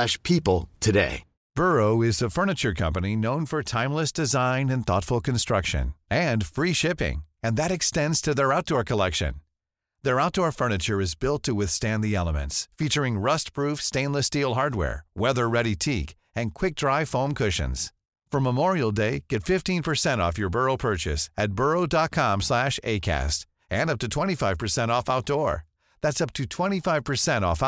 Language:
Swedish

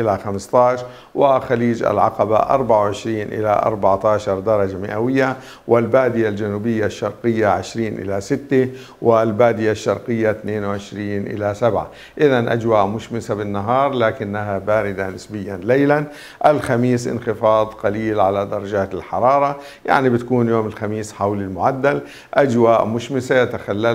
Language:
Arabic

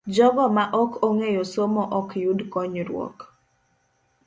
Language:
Luo (Kenya and Tanzania)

